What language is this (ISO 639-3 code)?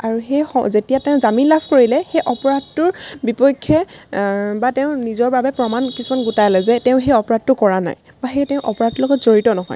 asm